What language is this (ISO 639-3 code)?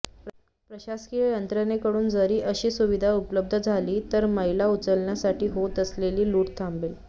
mar